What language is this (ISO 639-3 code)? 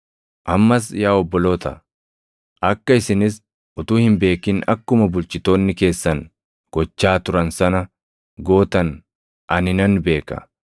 orm